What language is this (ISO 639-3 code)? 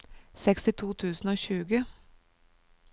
nor